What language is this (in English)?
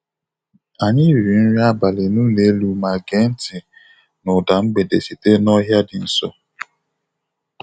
Igbo